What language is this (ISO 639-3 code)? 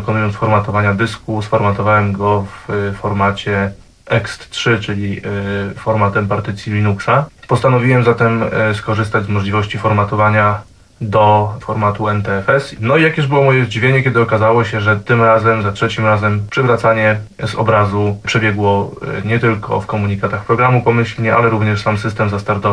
pol